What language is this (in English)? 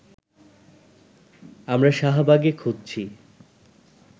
Bangla